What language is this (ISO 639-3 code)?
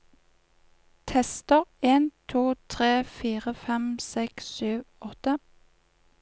nor